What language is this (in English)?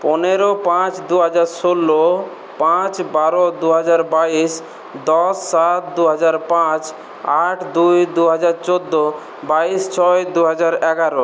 Bangla